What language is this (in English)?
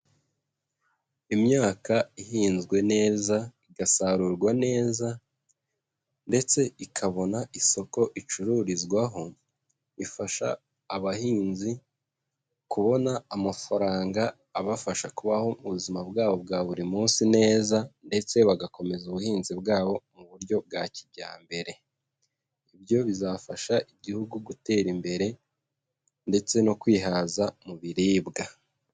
Kinyarwanda